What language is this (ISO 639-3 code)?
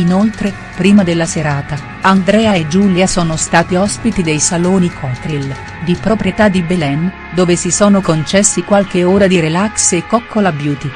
ita